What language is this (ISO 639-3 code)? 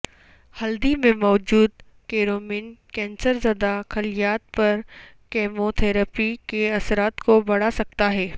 urd